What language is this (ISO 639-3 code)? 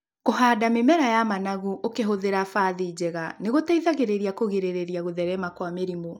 kik